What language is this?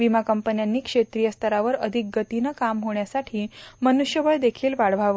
Marathi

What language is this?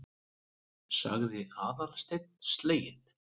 Icelandic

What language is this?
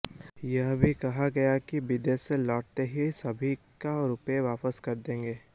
Hindi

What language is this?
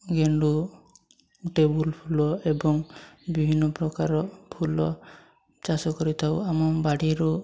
Odia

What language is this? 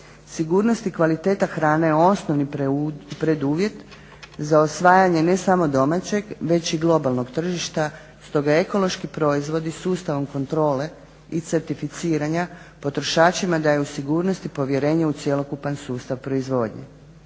Croatian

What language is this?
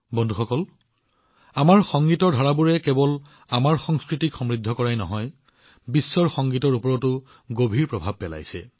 Assamese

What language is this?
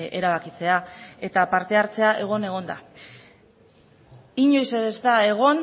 Basque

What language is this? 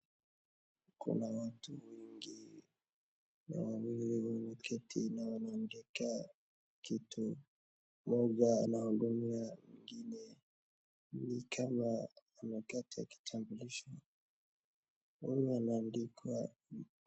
Swahili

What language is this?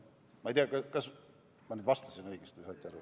Estonian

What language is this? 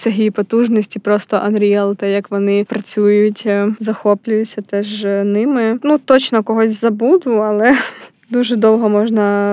Ukrainian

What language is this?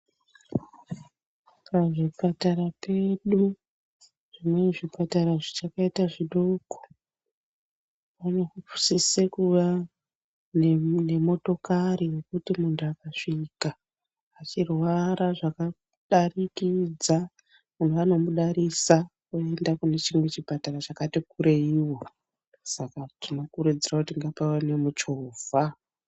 Ndau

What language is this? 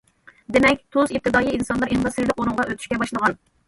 Uyghur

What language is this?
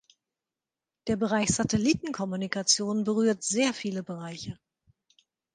German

